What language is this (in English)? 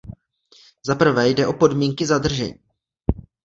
Czech